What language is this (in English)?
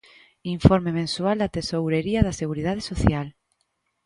Galician